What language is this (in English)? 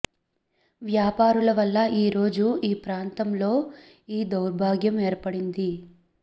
Telugu